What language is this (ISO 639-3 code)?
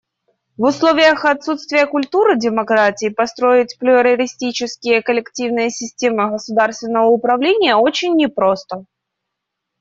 rus